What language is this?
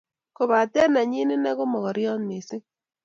Kalenjin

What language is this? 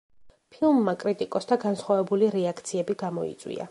Georgian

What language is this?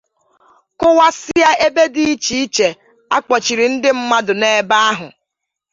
Igbo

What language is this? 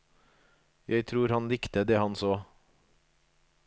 Norwegian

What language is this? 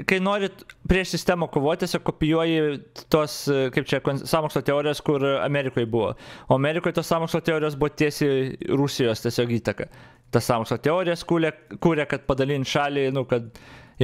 Lithuanian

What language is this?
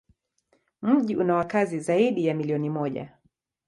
Swahili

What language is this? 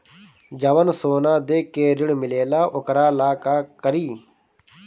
Bhojpuri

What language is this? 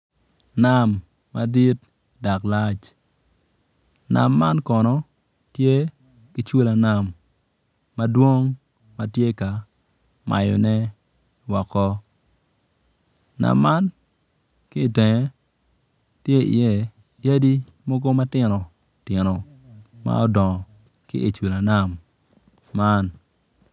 Acoli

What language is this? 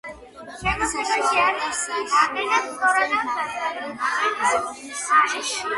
Georgian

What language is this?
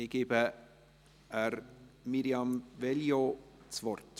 Swiss German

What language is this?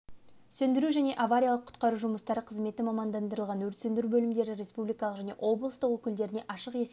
Kazakh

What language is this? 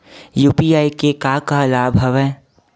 Chhattisgarhi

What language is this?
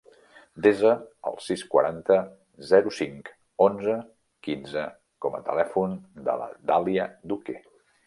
Catalan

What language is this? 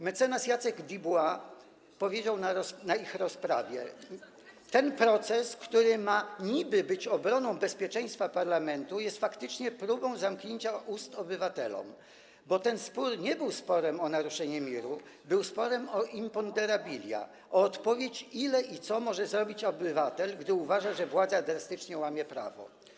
Polish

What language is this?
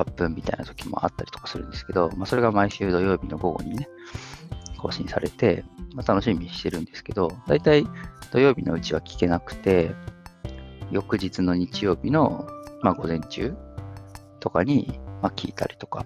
Japanese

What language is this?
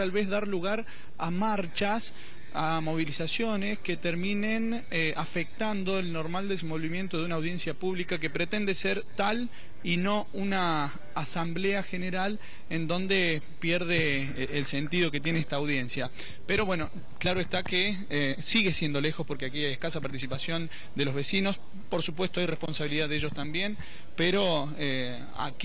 Spanish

